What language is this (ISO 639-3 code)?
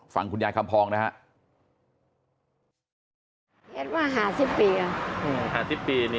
tha